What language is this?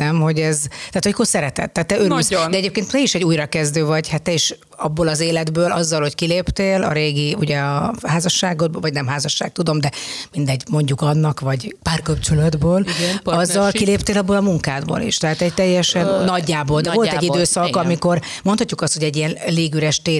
Hungarian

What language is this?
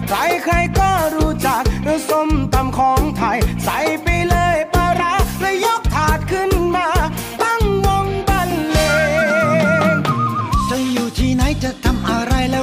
Thai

